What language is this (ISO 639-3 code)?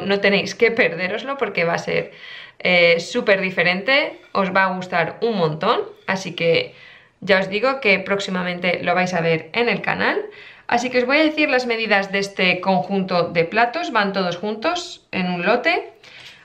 spa